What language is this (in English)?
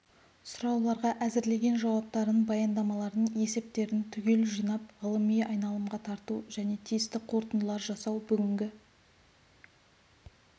Kazakh